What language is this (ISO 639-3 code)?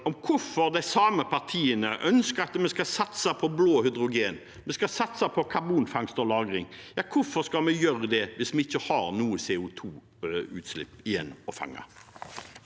nor